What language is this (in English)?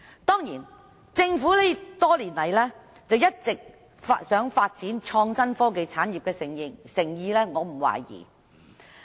Cantonese